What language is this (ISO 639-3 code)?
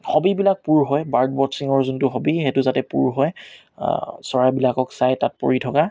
asm